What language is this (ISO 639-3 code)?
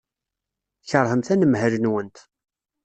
kab